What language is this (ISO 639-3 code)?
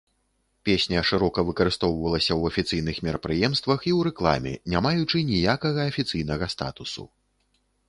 bel